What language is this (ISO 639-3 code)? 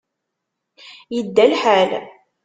kab